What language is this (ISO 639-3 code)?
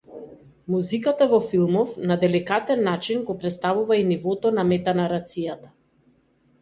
mkd